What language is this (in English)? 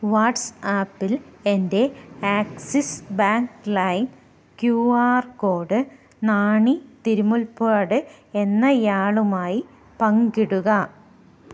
Malayalam